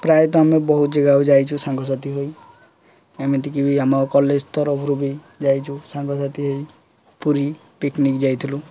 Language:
Odia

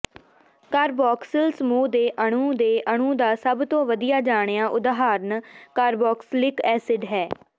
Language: Punjabi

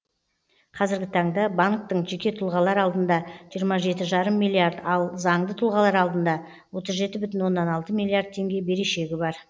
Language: Kazakh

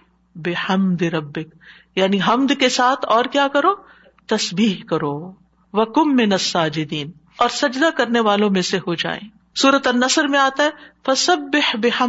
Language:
Urdu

